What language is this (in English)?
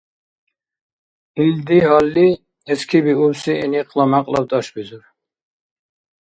Dargwa